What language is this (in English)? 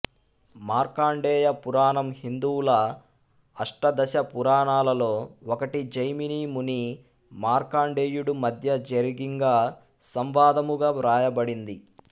Telugu